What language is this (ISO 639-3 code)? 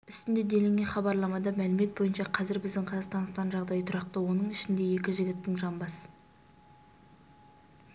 kaz